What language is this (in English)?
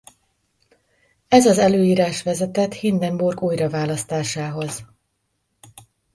Hungarian